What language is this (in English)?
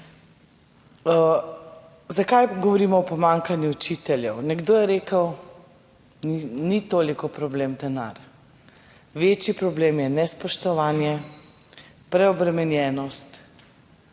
Slovenian